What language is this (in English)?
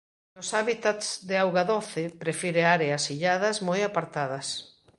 Galician